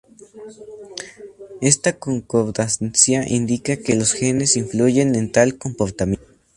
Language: Spanish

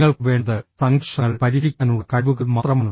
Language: Malayalam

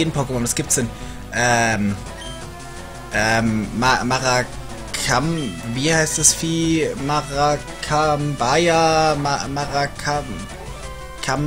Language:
German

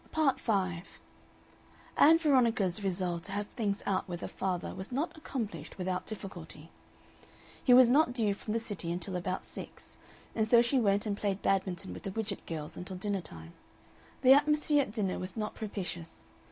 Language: English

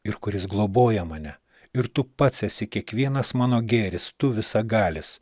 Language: Lithuanian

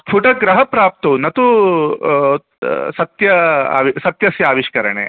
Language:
Sanskrit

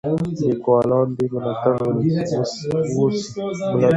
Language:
Pashto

